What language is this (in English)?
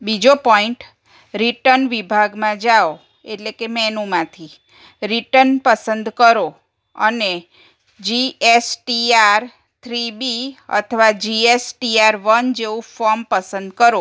Gujarati